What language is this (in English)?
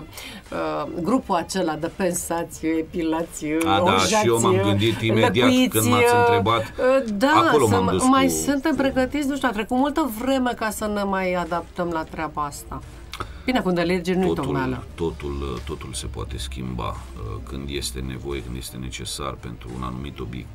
Romanian